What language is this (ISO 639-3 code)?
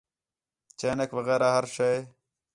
xhe